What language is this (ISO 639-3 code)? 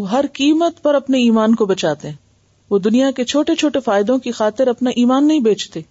urd